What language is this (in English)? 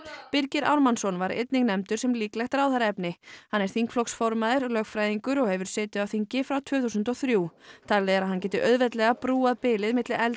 Icelandic